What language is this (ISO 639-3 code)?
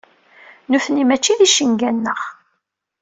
kab